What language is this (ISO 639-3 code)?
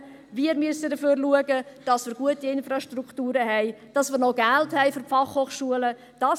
gsw